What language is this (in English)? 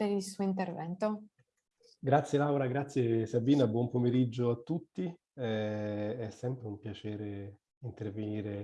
Italian